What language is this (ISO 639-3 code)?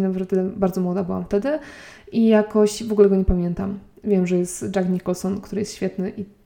pol